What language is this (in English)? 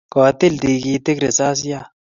Kalenjin